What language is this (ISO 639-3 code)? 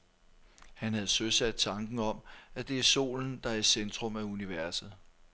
dan